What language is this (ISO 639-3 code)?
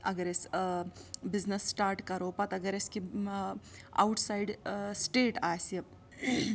kas